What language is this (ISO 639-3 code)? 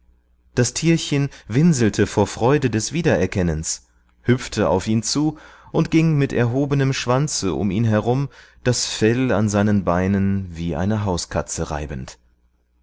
deu